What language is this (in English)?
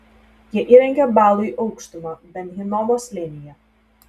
Lithuanian